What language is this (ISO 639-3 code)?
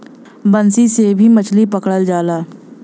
bho